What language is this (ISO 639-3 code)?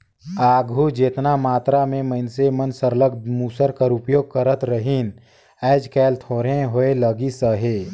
hne